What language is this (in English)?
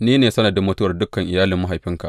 Hausa